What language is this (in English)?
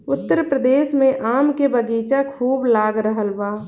Bhojpuri